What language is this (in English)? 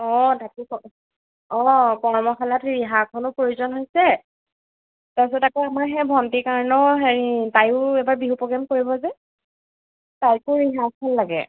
Assamese